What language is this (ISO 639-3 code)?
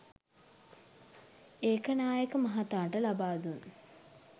sin